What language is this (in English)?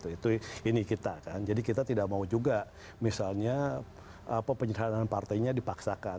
Indonesian